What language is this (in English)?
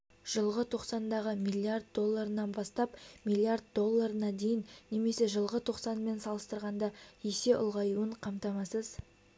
Kazakh